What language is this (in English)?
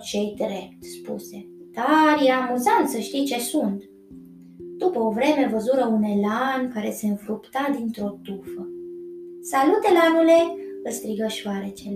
Romanian